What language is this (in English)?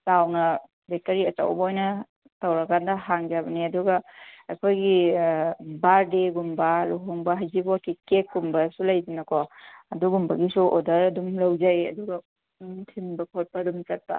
Manipuri